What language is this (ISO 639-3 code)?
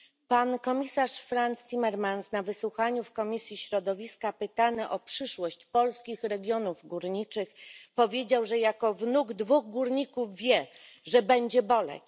pol